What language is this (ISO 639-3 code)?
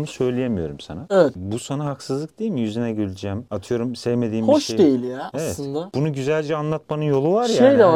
tur